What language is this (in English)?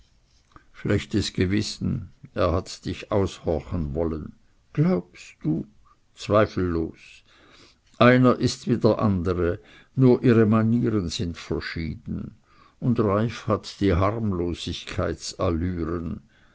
German